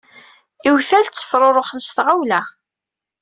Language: Kabyle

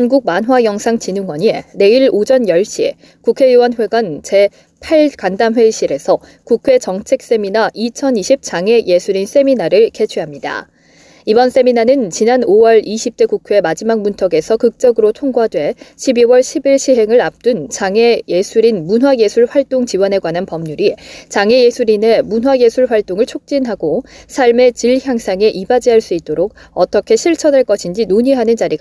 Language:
Korean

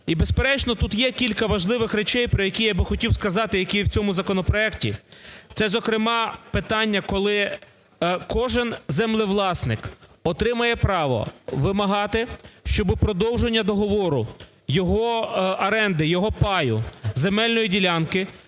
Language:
Ukrainian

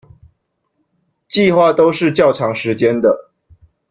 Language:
Chinese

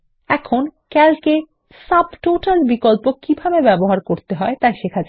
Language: Bangla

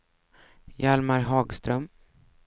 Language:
Swedish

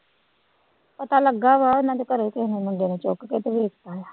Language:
Punjabi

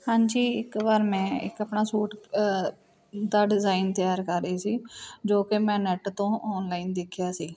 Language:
Punjabi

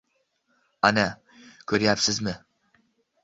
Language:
Uzbek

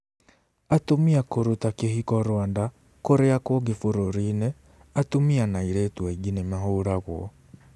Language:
Kikuyu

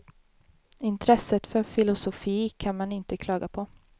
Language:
Swedish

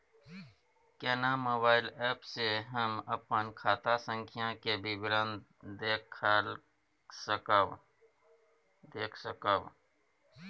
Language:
Maithili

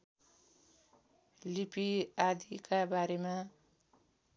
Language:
Nepali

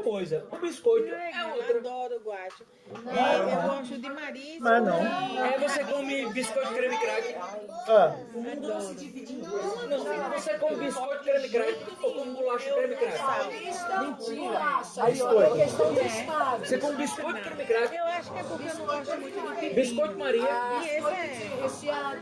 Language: Portuguese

